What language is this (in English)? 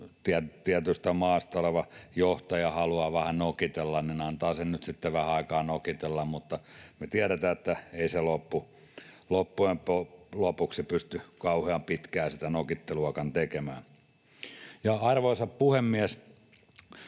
Finnish